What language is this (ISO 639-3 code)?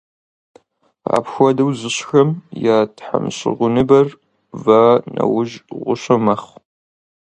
kbd